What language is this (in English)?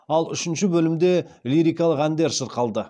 Kazakh